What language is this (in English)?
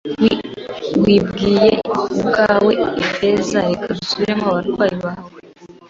Kinyarwanda